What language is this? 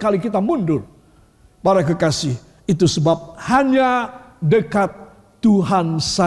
Indonesian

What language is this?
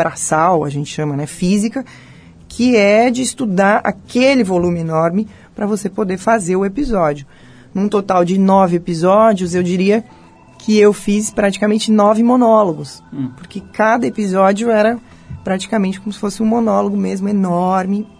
Portuguese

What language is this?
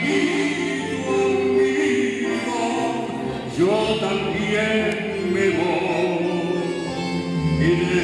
Greek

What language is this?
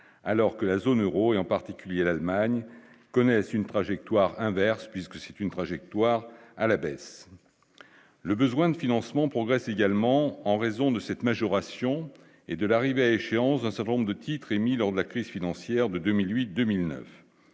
French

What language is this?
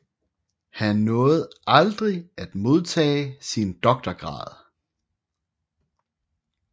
Danish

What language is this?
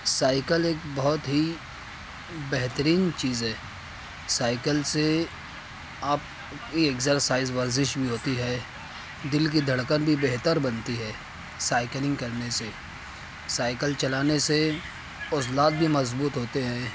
Urdu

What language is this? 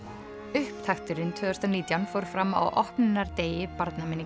Icelandic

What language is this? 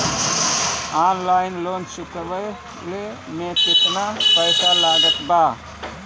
Bhojpuri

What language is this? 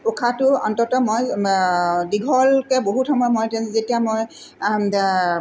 Assamese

